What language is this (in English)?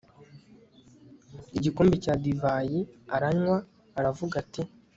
Kinyarwanda